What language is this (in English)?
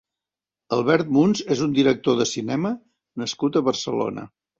Catalan